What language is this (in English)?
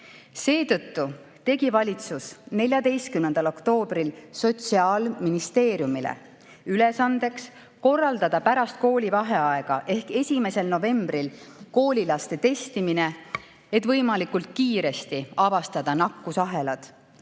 Estonian